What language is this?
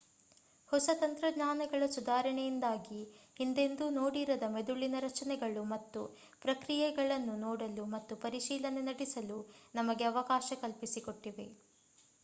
Kannada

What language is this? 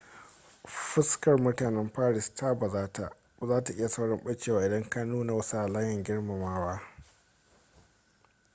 Hausa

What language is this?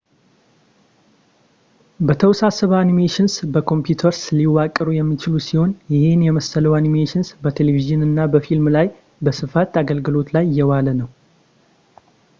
Amharic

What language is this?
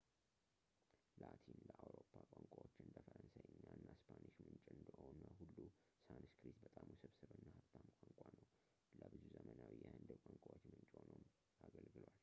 Amharic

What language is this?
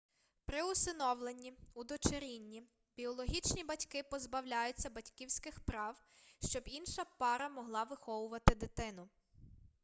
Ukrainian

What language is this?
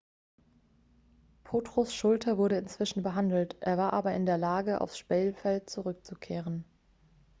German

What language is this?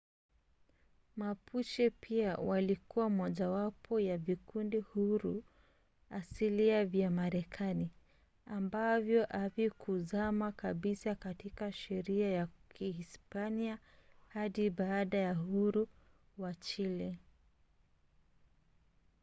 Swahili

